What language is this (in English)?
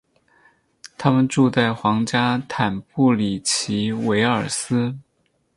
Chinese